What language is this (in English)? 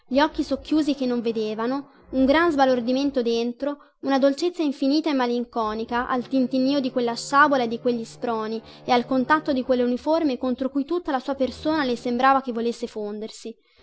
Italian